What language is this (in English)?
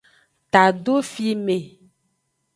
Aja (Benin)